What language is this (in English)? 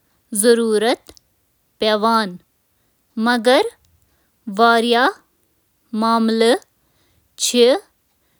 Kashmiri